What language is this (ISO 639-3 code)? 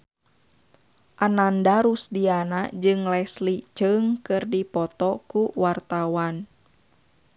sun